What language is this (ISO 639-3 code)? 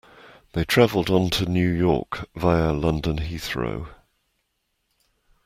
eng